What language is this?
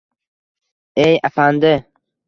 Uzbek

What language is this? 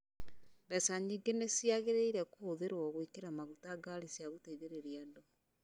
Kikuyu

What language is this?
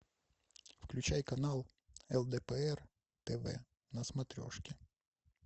Russian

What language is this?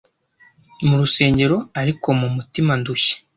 Kinyarwanda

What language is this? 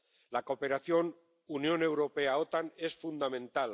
Spanish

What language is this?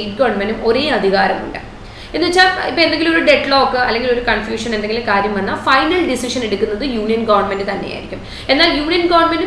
Malayalam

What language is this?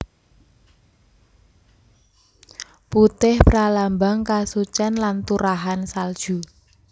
Javanese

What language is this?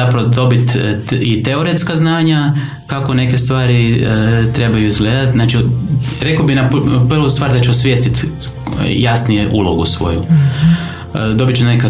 Croatian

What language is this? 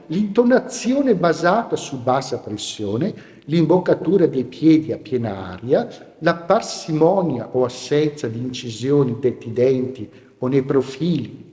Italian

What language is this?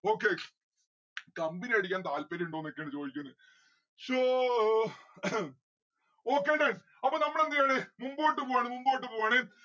Malayalam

